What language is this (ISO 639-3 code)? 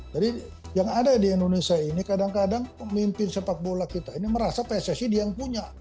ind